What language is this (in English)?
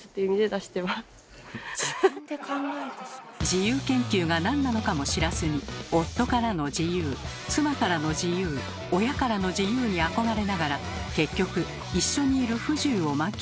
Japanese